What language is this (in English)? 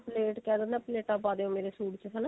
Punjabi